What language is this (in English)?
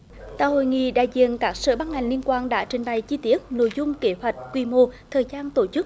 Vietnamese